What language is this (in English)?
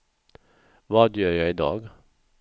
Swedish